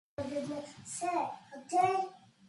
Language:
Yoruba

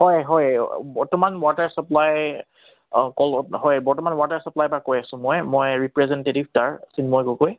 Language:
Assamese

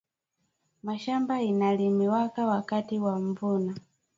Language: Swahili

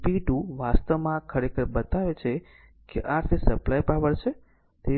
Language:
Gujarati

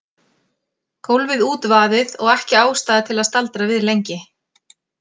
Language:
Icelandic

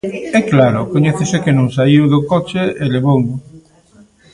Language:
Galician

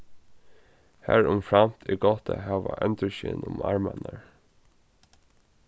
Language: Faroese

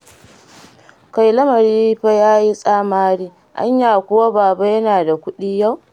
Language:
Hausa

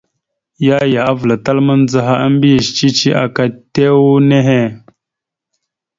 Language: Mada (Cameroon)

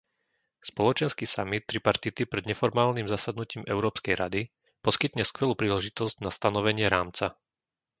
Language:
Slovak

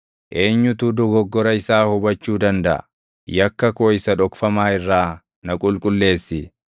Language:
Oromo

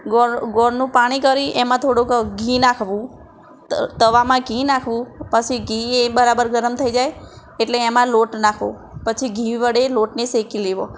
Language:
Gujarati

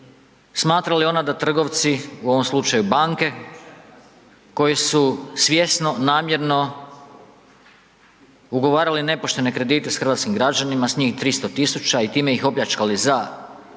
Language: Croatian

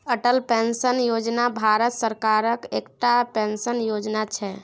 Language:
Maithili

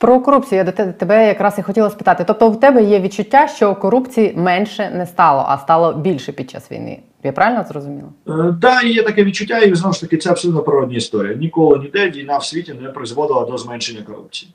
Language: Ukrainian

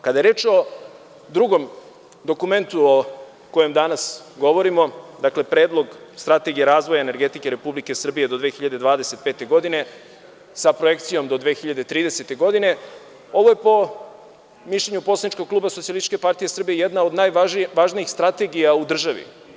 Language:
Serbian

